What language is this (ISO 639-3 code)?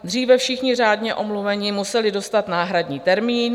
ces